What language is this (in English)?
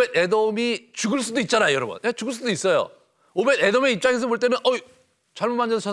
Korean